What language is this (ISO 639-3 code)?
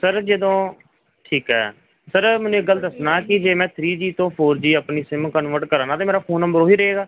pan